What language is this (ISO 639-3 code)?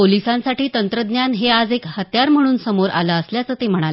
mar